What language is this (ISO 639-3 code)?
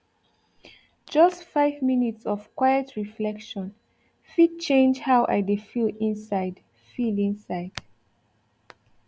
pcm